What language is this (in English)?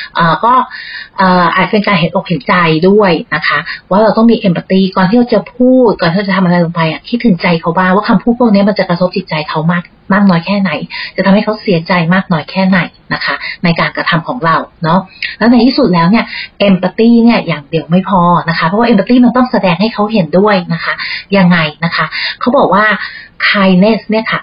Thai